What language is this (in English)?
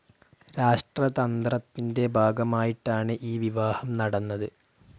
Malayalam